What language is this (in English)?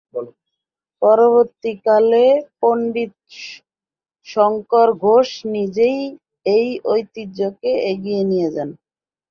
Bangla